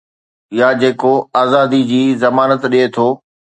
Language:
Sindhi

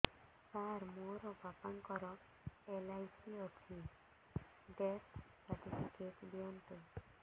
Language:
Odia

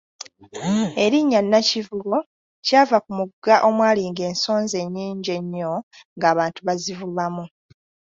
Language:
Ganda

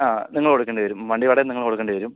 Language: Malayalam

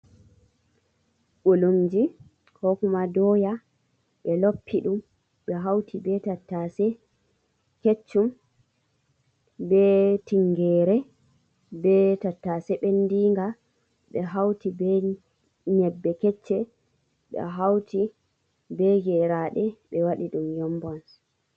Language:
Fula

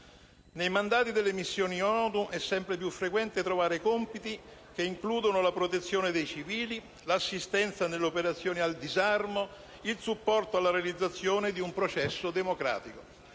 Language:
Italian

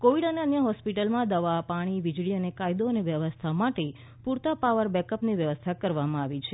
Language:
Gujarati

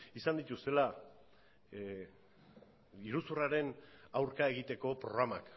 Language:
Basque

